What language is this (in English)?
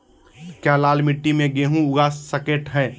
Magahi